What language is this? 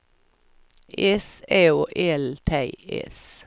Swedish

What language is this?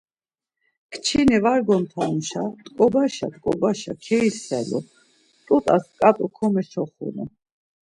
Laz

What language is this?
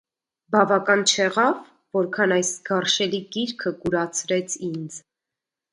Armenian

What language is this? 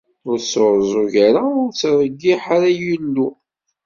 Kabyle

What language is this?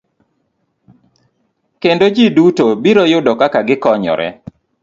Luo (Kenya and Tanzania)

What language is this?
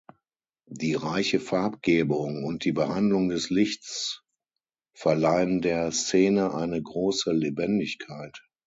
German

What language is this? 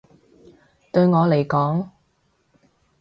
Cantonese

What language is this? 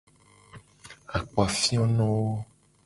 Gen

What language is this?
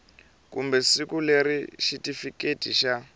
Tsonga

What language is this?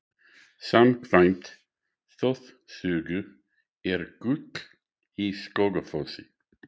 Icelandic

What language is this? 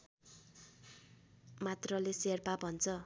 Nepali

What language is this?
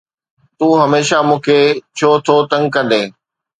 Sindhi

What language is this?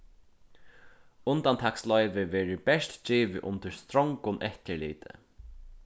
Faroese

